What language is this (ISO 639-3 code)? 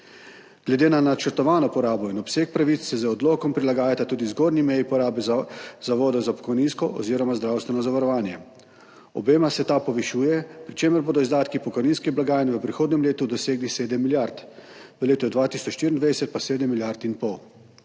slv